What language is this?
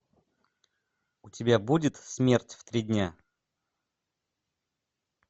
Russian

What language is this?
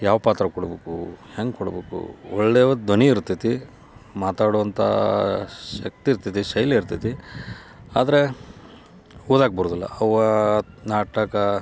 Kannada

